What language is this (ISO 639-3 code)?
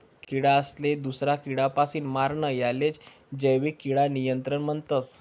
mar